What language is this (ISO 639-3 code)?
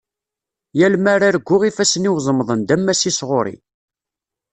kab